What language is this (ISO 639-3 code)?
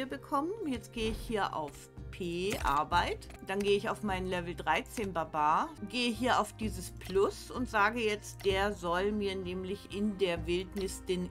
deu